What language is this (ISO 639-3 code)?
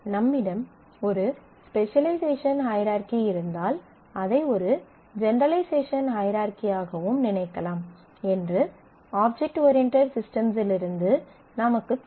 tam